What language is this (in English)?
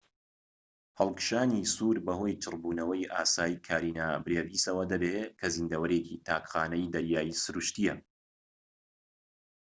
Central Kurdish